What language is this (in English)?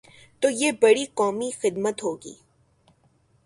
Urdu